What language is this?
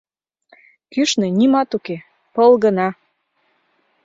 Mari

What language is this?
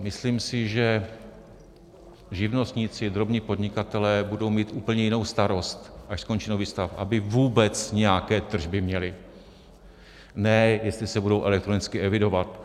Czech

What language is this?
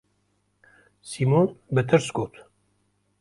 Kurdish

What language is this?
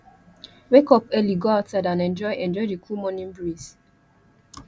Nigerian Pidgin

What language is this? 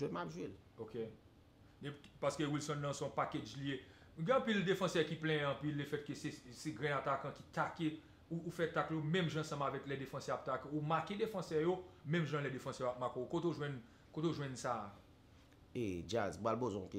French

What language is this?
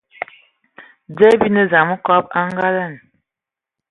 Ewondo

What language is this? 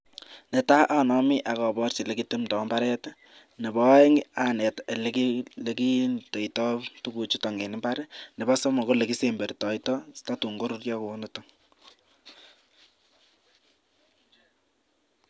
Kalenjin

